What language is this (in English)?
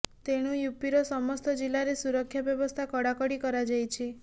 Odia